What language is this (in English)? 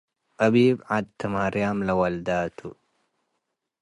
Tigre